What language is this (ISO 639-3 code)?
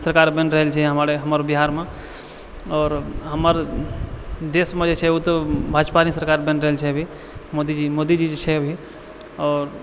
mai